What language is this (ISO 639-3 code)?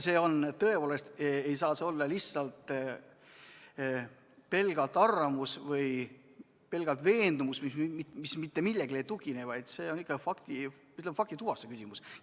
est